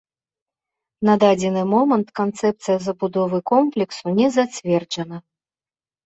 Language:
Belarusian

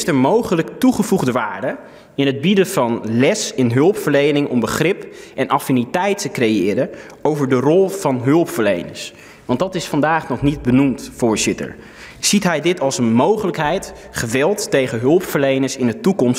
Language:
Dutch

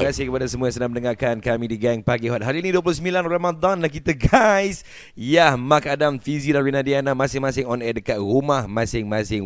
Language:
Malay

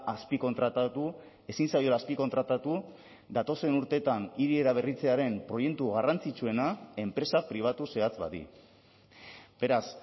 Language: Basque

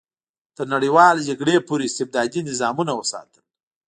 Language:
Pashto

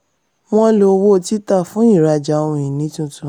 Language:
Yoruba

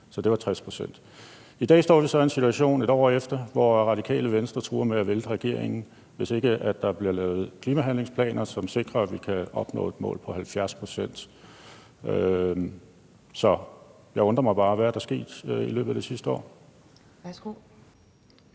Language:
Danish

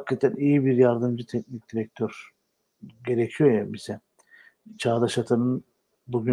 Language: Turkish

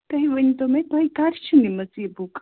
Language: Kashmiri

